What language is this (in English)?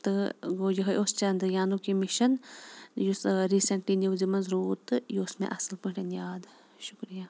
Kashmiri